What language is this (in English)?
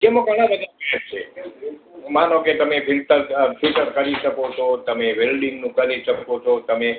Gujarati